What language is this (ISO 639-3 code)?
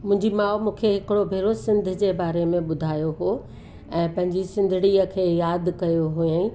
snd